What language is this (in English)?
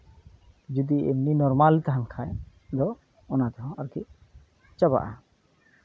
Santali